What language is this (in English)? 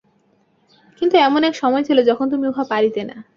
Bangla